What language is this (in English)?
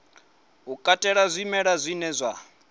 Venda